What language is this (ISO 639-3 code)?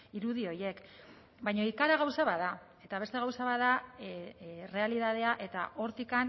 eus